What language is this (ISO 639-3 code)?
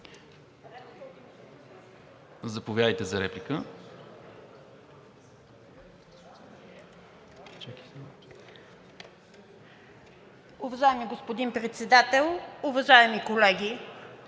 bul